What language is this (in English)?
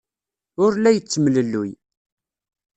Kabyle